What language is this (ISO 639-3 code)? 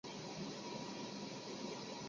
zho